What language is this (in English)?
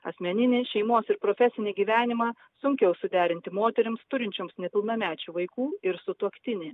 Lithuanian